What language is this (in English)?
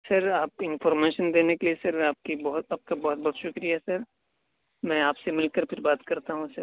Urdu